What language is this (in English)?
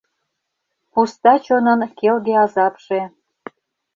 Mari